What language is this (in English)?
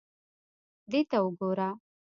Pashto